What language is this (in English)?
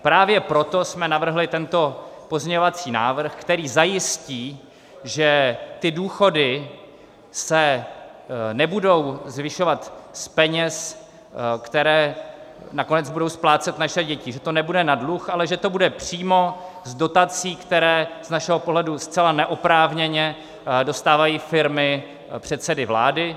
Czech